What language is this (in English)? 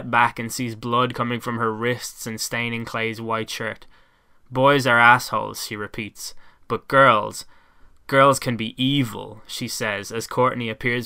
English